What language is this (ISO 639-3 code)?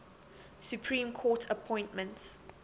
eng